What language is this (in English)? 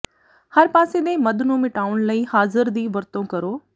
Punjabi